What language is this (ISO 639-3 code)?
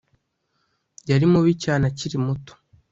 kin